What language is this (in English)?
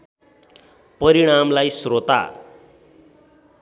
Nepali